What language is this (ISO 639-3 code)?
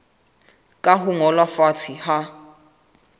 sot